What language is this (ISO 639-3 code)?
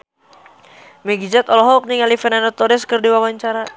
sun